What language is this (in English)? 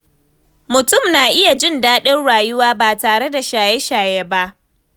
Hausa